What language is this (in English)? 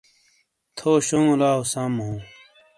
Shina